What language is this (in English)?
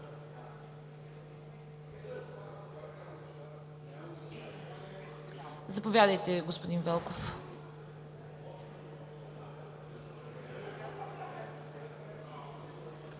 Bulgarian